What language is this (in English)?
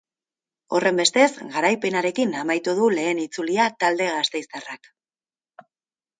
Basque